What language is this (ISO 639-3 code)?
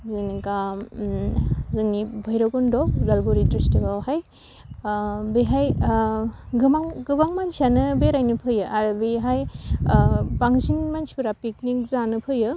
brx